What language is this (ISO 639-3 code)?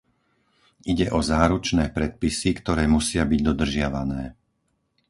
slk